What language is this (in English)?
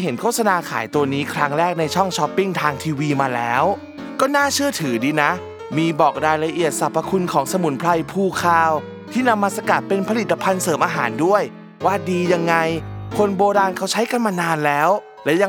Thai